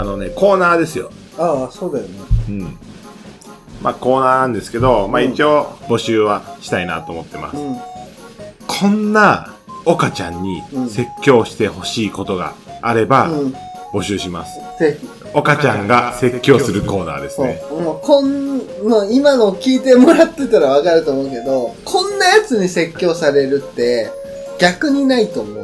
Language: Japanese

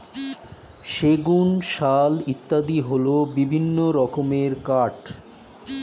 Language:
Bangla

